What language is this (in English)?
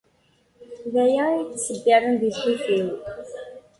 Kabyle